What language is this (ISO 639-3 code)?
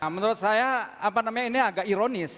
ind